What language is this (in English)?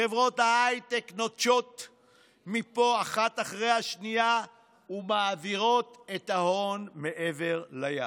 Hebrew